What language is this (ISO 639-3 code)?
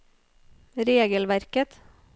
nor